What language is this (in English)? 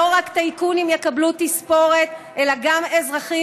Hebrew